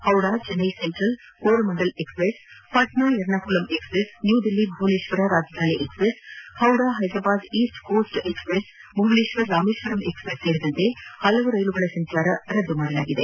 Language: Kannada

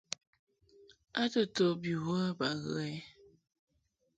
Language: Mungaka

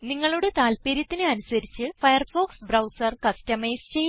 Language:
Malayalam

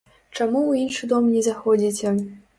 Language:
Belarusian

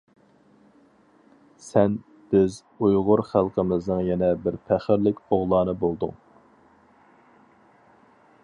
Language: Uyghur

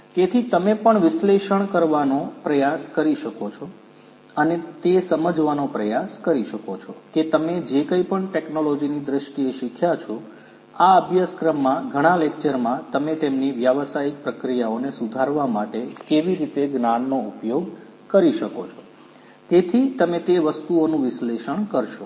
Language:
Gujarati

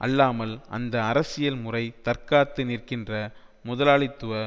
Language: Tamil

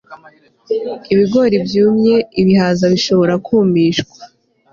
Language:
Kinyarwanda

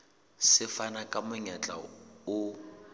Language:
Southern Sotho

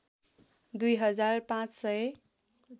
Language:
Nepali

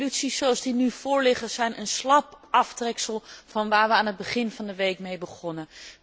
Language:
Dutch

